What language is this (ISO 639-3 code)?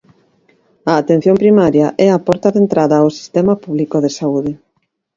glg